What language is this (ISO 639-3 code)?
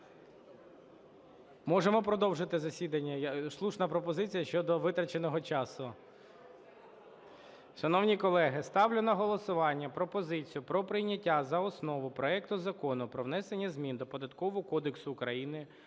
ukr